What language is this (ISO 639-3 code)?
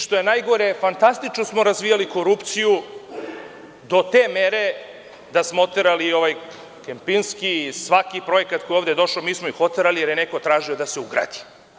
srp